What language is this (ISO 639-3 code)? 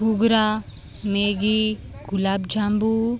guj